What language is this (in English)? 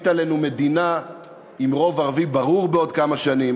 Hebrew